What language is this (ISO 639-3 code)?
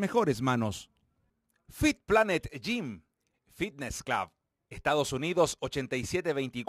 spa